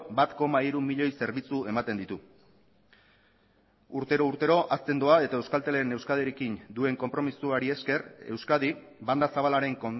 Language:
Basque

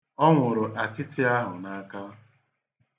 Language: Igbo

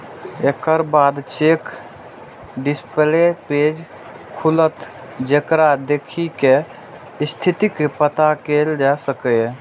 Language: Maithili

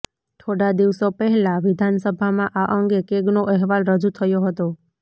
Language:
Gujarati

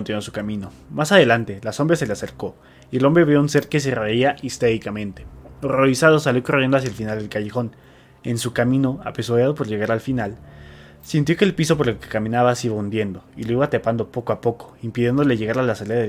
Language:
Spanish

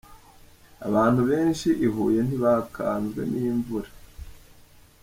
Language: Kinyarwanda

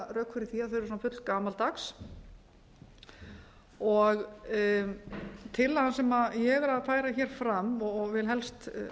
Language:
Icelandic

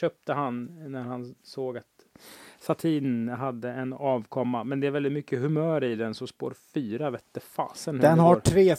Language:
Swedish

